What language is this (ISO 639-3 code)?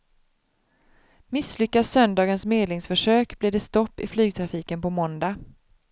swe